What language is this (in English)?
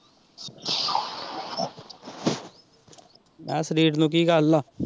Punjabi